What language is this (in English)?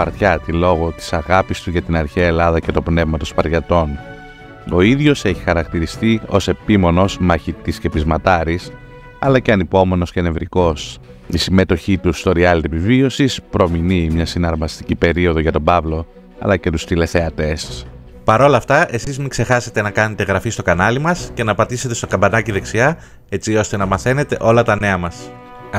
Greek